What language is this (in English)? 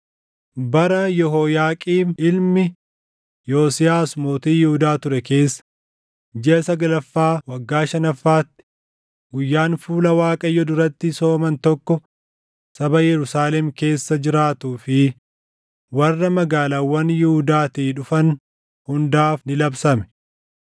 Oromo